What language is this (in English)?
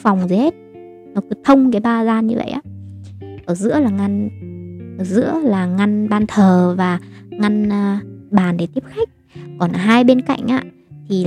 Vietnamese